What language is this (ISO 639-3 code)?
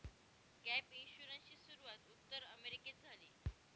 mar